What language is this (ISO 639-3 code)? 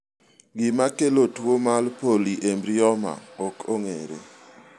luo